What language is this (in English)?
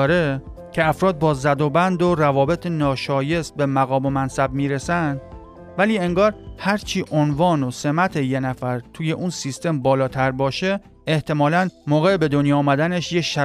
Persian